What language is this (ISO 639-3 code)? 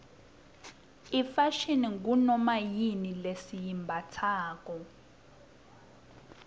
ssw